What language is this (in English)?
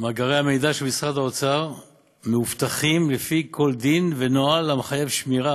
Hebrew